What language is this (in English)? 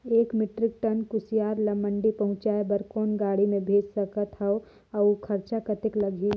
Chhattisgarhi